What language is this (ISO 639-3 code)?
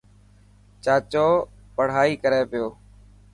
mki